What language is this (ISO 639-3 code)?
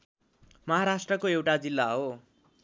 nep